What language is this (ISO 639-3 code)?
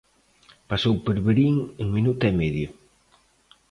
glg